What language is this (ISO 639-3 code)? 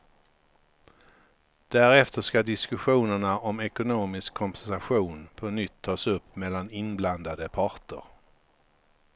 swe